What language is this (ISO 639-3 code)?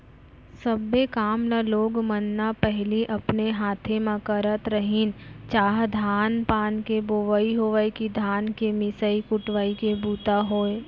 hne